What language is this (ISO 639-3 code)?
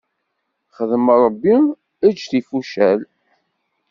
kab